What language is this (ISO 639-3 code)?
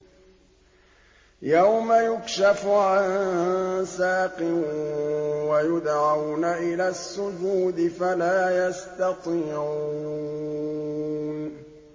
ara